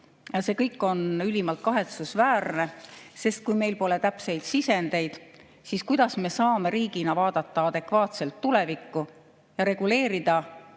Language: Estonian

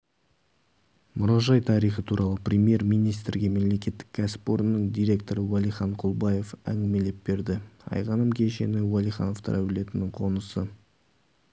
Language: Kazakh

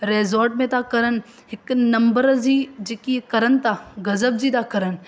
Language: Sindhi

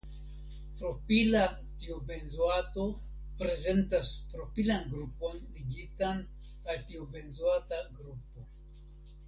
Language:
Esperanto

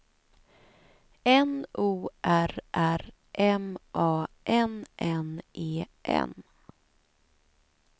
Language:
Swedish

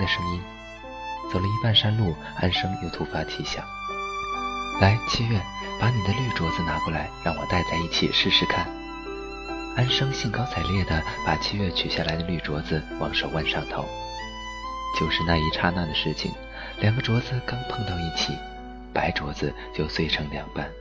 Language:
Chinese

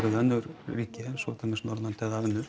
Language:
Icelandic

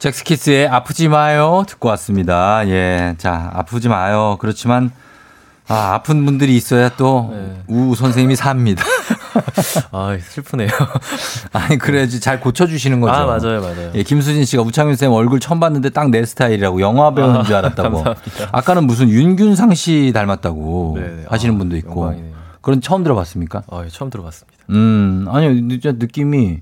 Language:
Korean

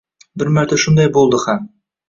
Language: Uzbek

